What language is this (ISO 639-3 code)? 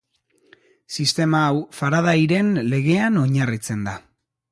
eus